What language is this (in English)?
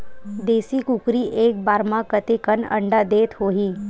Chhattisgarhi